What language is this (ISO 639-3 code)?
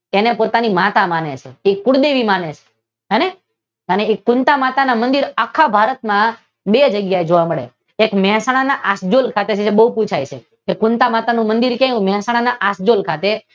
guj